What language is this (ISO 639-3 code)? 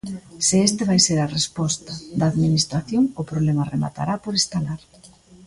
glg